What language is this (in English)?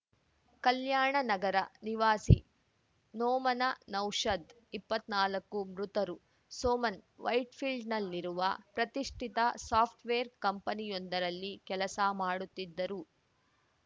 Kannada